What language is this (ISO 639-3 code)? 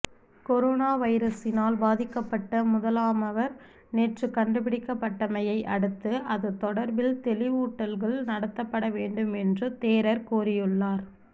tam